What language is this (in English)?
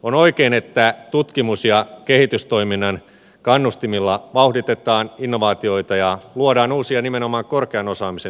Finnish